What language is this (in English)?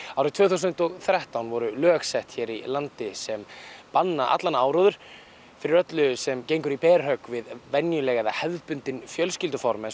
Icelandic